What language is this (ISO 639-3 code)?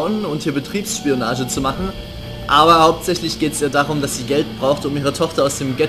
deu